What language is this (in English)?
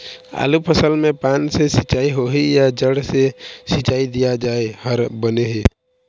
Chhattisgarhi